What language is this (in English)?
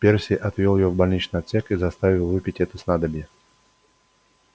Russian